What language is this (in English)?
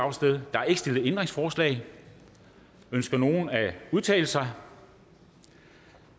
Danish